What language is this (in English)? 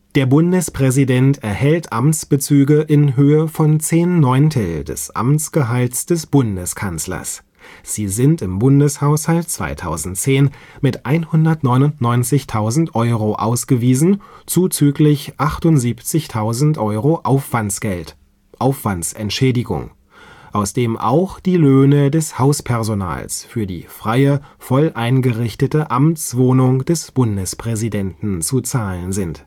German